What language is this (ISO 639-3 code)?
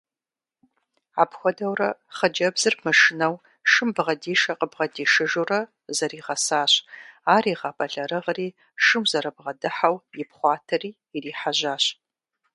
kbd